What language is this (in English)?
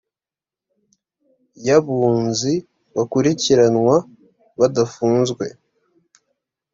Kinyarwanda